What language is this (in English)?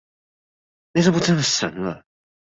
Chinese